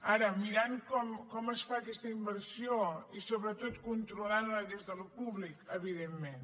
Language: Catalan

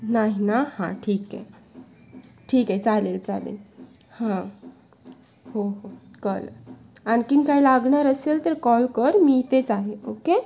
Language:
Marathi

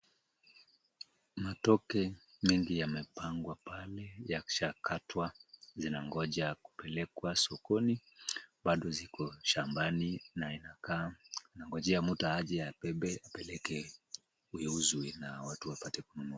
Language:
Swahili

